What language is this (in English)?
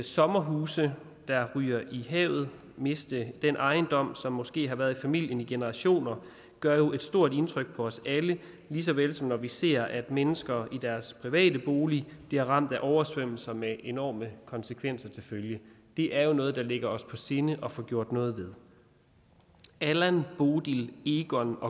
Danish